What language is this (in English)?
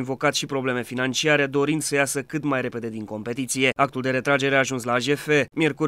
Romanian